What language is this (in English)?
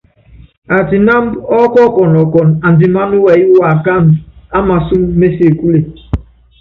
Yangben